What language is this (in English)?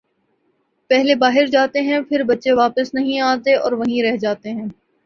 Urdu